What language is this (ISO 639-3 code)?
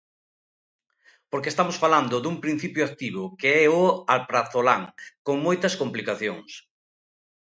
glg